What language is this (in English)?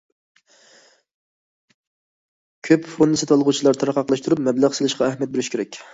Uyghur